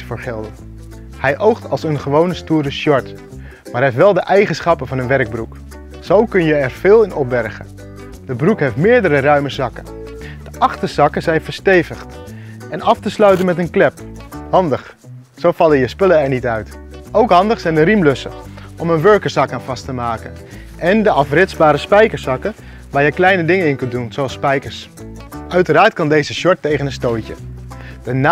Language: Dutch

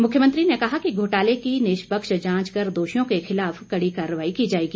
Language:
Hindi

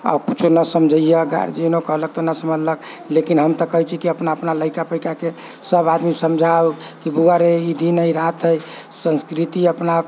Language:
Maithili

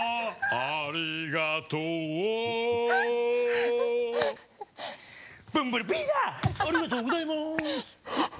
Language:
Japanese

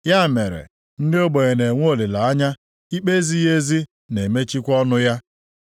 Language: Igbo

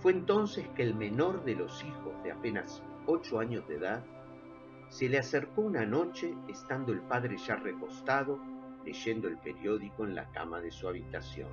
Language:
Spanish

